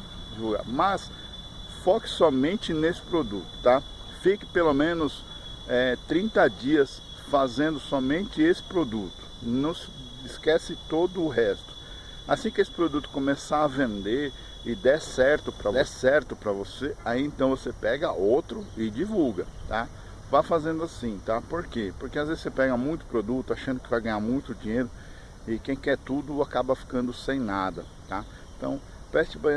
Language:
Portuguese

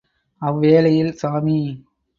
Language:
Tamil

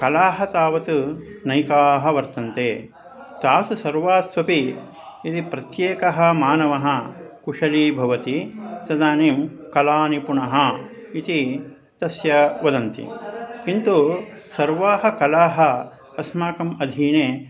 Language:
Sanskrit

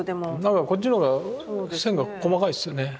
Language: Japanese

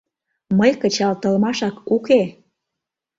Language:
Mari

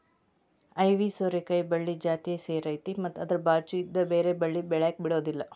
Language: Kannada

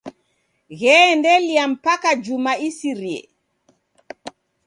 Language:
Taita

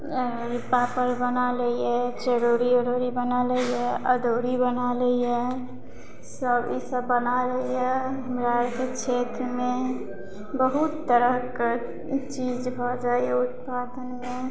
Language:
Maithili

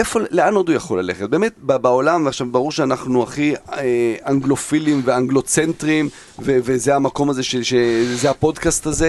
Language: Hebrew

